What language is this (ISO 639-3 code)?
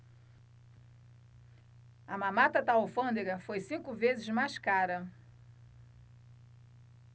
por